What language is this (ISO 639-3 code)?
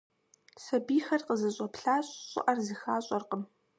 kbd